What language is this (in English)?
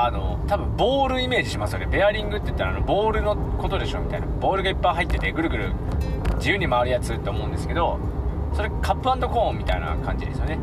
Japanese